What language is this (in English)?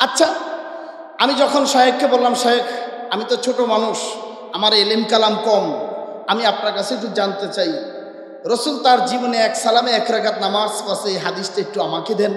Indonesian